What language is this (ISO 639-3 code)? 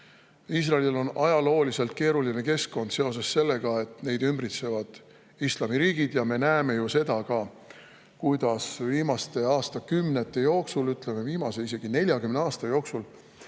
est